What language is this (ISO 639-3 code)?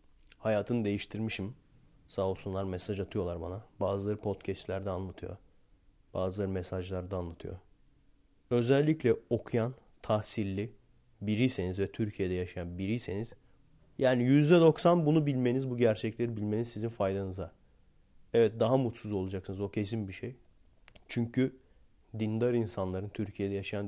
tur